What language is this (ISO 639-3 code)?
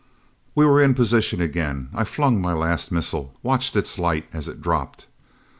eng